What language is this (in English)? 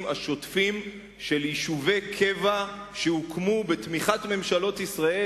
Hebrew